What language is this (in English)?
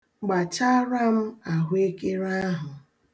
Igbo